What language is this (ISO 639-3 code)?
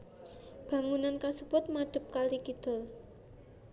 jav